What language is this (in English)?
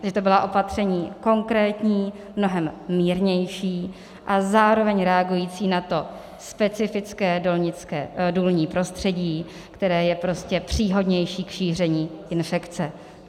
Czech